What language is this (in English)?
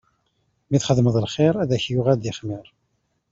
Kabyle